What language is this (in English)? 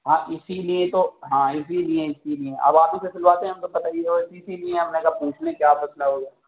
Urdu